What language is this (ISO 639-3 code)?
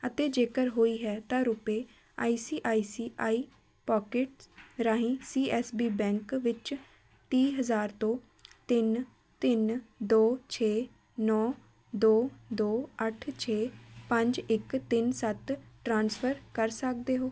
pan